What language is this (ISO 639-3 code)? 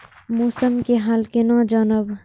mai